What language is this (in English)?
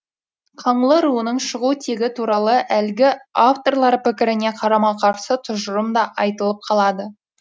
Kazakh